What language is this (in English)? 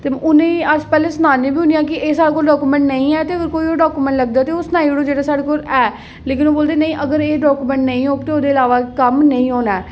Dogri